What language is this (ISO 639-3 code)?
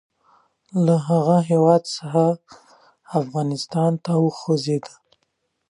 pus